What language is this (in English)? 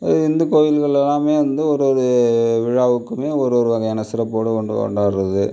Tamil